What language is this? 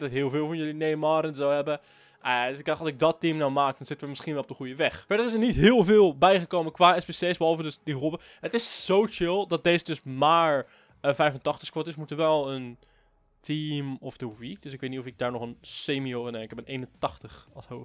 Dutch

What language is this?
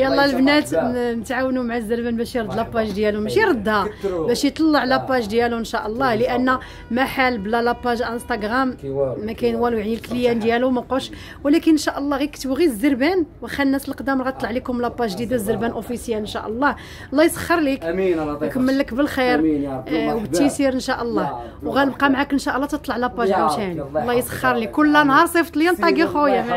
Arabic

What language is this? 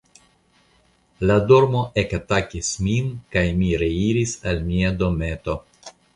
Esperanto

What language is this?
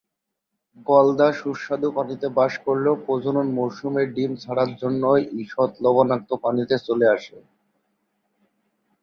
Bangla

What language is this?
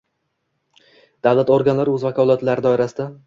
Uzbek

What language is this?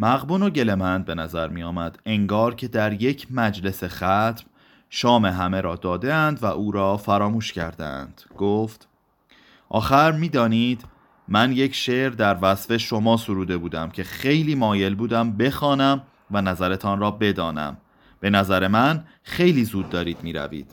Persian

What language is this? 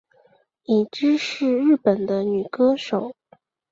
Chinese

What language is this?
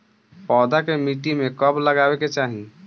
Bhojpuri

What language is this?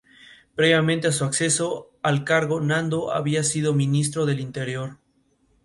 Spanish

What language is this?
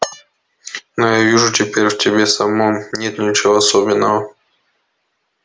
Russian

